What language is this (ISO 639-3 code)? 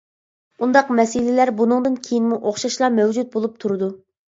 uig